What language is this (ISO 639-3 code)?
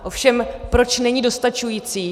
ces